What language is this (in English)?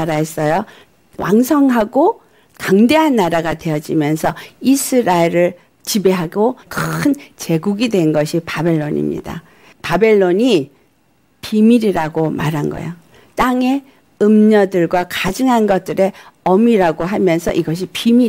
Korean